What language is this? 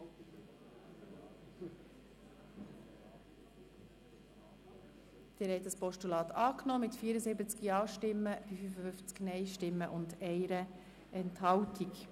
Swiss German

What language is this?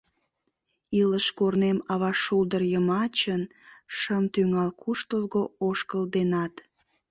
Mari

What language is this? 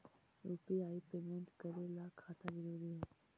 Magahi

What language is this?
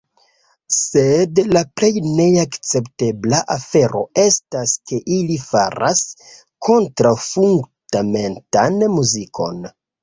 Esperanto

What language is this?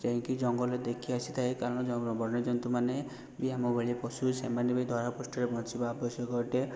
Odia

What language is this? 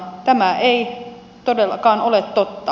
Finnish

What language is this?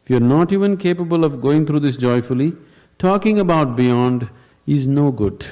English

